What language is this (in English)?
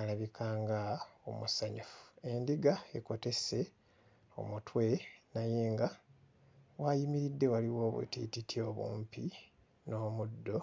Ganda